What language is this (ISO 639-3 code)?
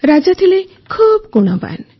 ori